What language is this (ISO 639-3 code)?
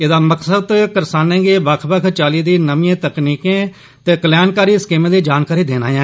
doi